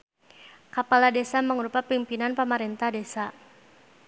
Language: Sundanese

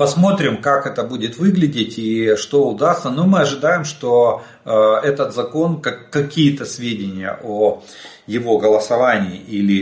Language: Russian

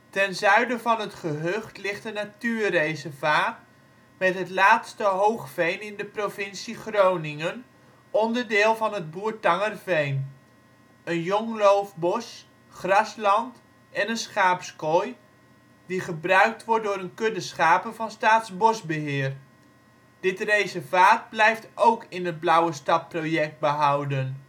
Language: Dutch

